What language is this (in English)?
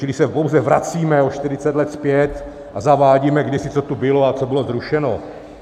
Czech